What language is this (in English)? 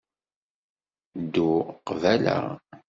Kabyle